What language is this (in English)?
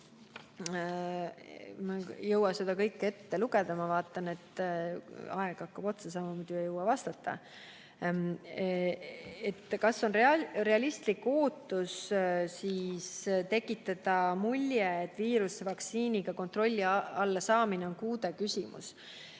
Estonian